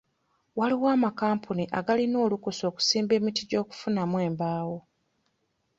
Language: Ganda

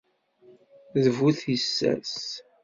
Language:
Kabyle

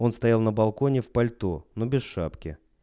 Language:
Russian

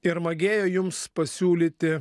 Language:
Lithuanian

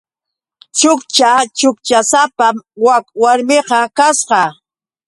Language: Yauyos Quechua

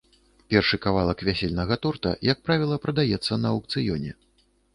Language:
Belarusian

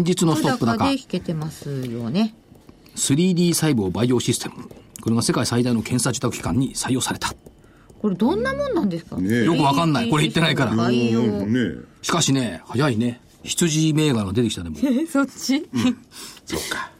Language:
Japanese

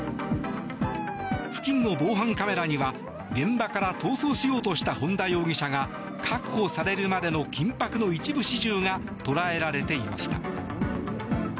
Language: Japanese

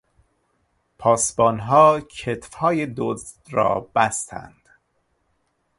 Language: Persian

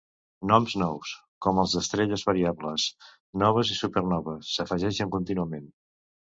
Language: Catalan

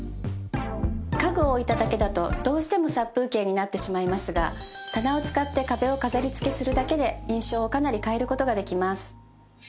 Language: Japanese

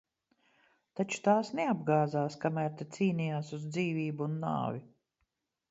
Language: Latvian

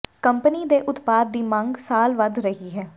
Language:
Punjabi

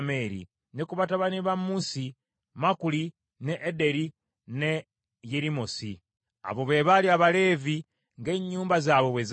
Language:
Ganda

